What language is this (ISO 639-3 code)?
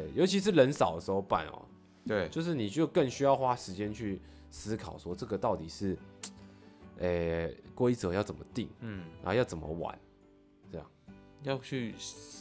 zho